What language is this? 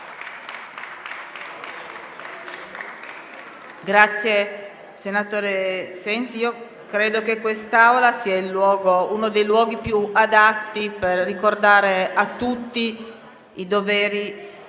Italian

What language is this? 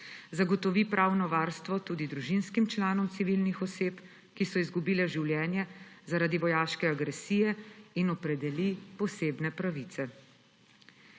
Slovenian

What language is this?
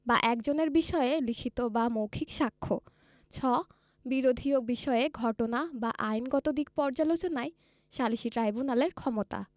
Bangla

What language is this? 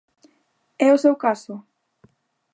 Galician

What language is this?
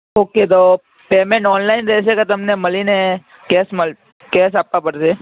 Gujarati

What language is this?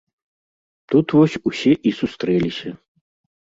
Belarusian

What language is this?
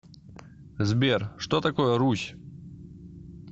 Russian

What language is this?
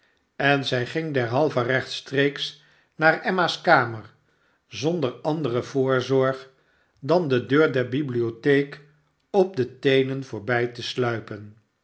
Dutch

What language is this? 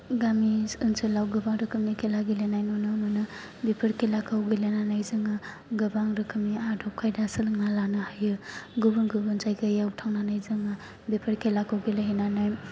Bodo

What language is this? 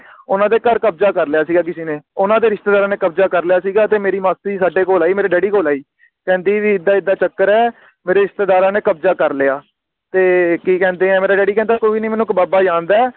Punjabi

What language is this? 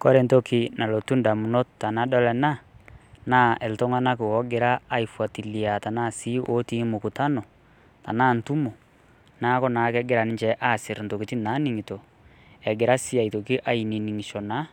Masai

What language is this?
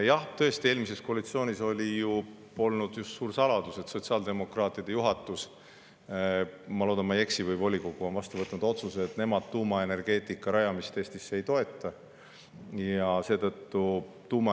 Estonian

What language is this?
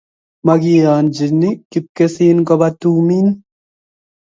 Kalenjin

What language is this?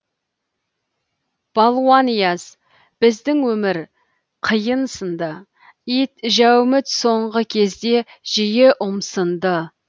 Kazakh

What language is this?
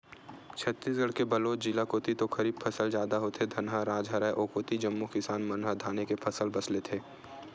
Chhattisgarhi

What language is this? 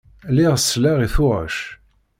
Kabyle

